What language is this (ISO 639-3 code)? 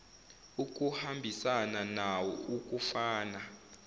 zul